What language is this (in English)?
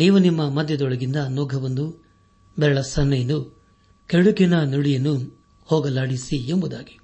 Kannada